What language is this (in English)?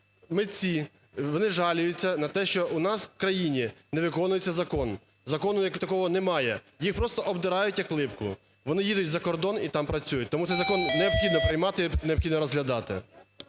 Ukrainian